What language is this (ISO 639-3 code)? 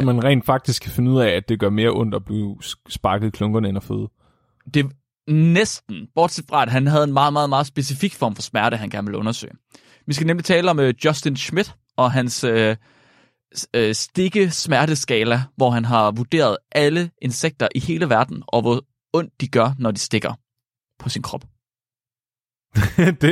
dan